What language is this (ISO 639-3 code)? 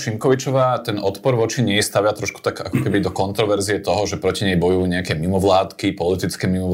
slk